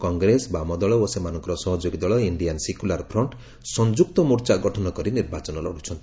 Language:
Odia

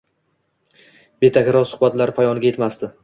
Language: Uzbek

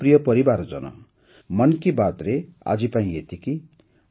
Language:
Odia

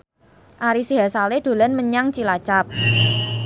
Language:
Javanese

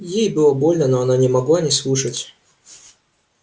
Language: Russian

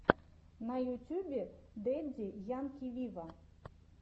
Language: Russian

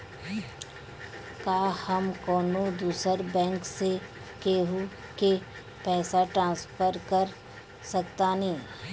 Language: Bhojpuri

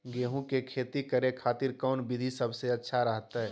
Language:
Magahi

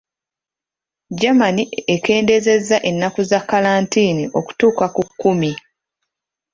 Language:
Ganda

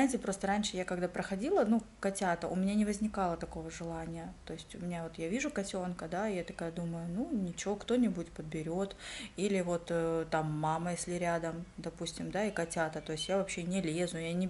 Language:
Russian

